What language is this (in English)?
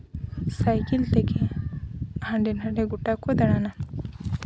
Santali